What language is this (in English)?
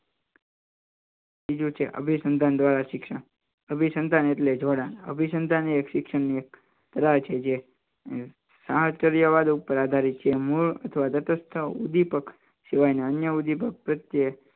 Gujarati